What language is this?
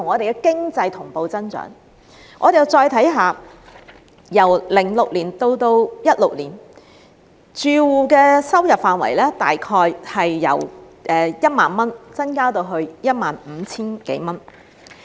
Cantonese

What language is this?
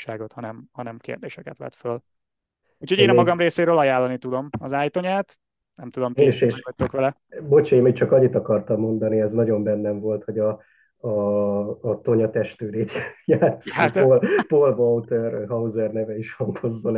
Hungarian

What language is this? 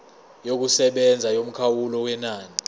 Zulu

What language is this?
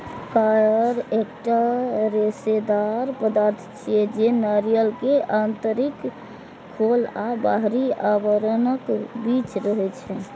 Maithili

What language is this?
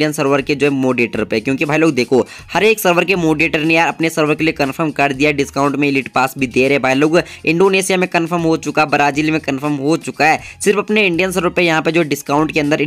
Hindi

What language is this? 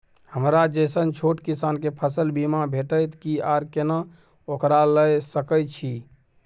Maithili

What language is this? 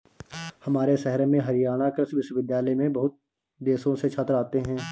Hindi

